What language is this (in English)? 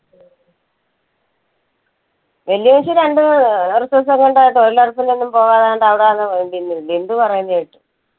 Malayalam